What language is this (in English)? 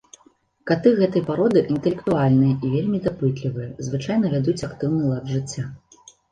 Belarusian